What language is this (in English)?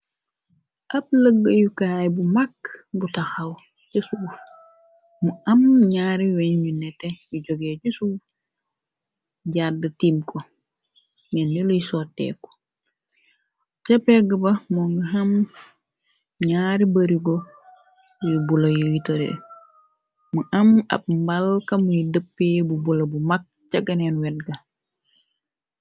Wolof